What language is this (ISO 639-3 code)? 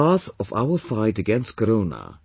eng